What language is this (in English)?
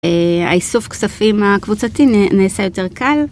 Hebrew